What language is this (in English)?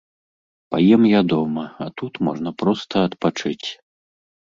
Belarusian